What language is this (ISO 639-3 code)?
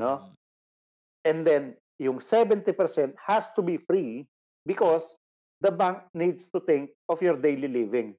fil